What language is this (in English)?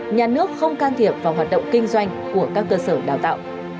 Vietnamese